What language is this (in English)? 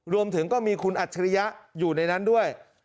Thai